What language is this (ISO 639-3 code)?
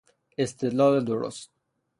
fas